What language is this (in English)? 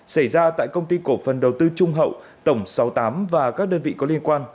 Vietnamese